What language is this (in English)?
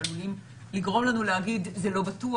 Hebrew